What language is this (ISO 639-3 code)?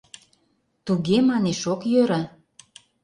chm